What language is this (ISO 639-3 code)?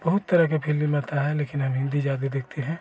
hin